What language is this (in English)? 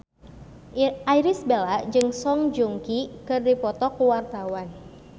Sundanese